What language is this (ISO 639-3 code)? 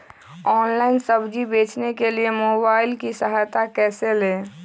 mag